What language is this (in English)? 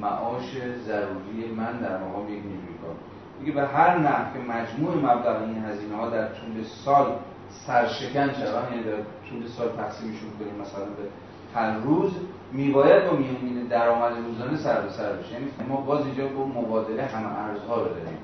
Persian